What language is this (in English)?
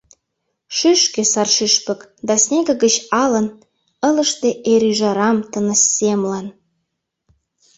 Mari